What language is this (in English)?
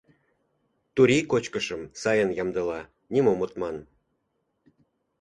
Mari